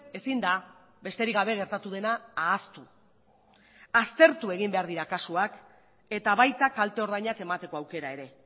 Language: Basque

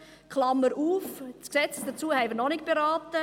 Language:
Swiss German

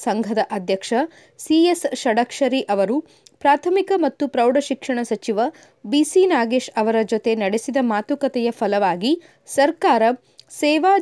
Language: Kannada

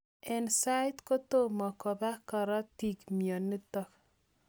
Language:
Kalenjin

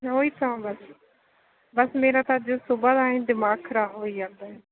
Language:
Punjabi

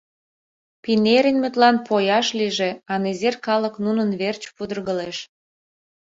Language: Mari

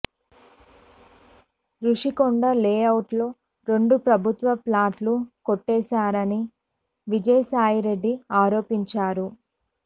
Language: Telugu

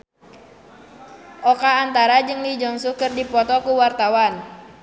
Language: Sundanese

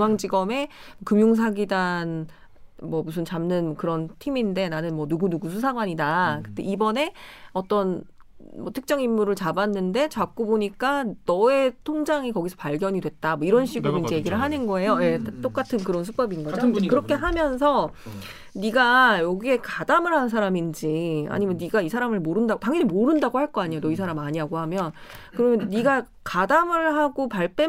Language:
Korean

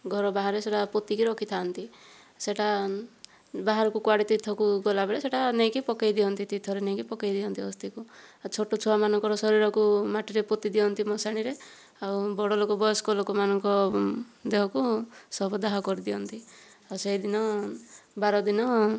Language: Odia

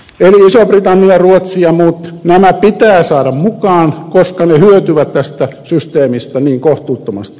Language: Finnish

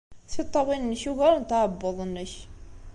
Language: Kabyle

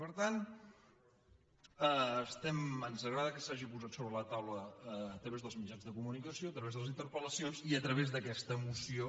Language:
Catalan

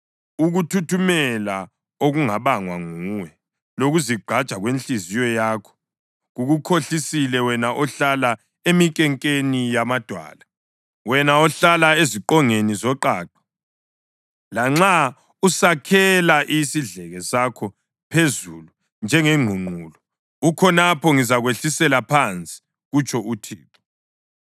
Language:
North Ndebele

